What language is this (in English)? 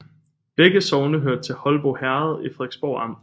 Danish